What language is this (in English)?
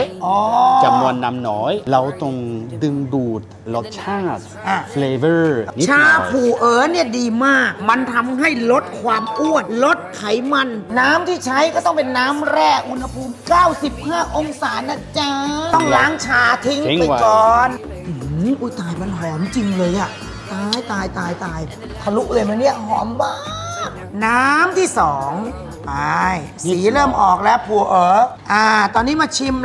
Thai